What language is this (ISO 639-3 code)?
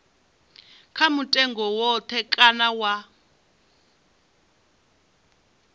ven